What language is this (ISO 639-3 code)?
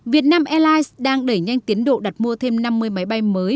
vie